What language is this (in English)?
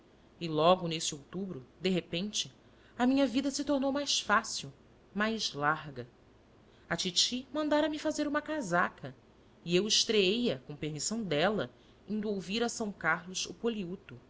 Portuguese